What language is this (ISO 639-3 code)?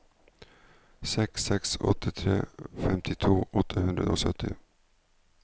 nor